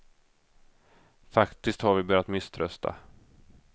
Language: Swedish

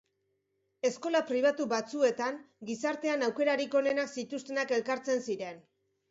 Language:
Basque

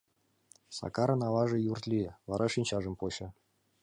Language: Mari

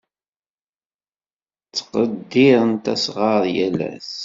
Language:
Kabyle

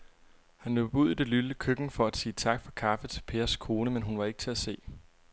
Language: Danish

